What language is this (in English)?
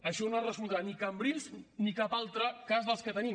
Catalan